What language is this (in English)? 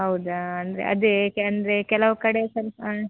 Kannada